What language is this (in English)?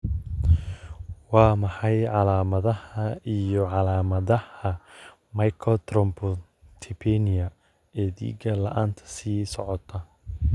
Somali